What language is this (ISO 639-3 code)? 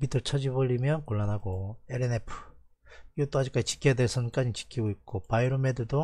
kor